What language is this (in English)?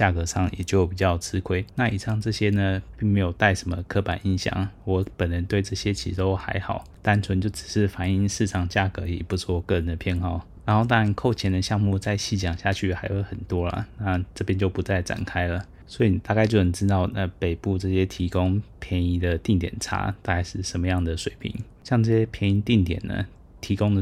Chinese